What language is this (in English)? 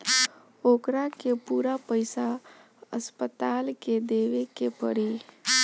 Bhojpuri